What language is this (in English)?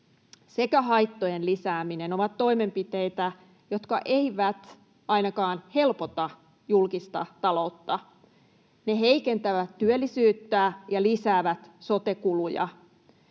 Finnish